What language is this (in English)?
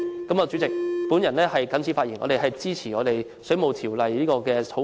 Cantonese